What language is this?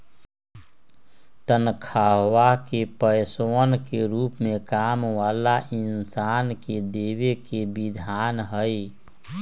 Magahi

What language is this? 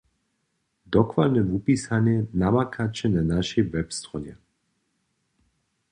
Upper Sorbian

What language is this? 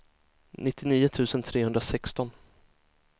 Swedish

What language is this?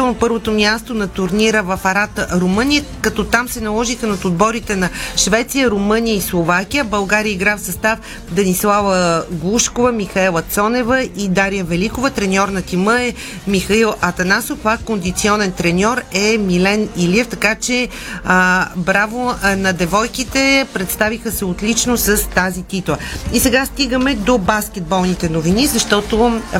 Bulgarian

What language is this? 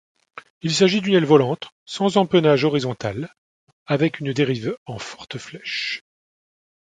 French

